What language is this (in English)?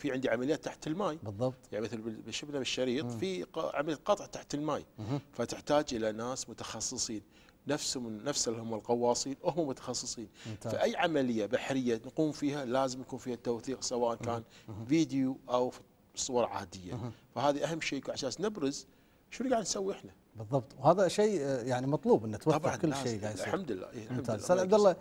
Arabic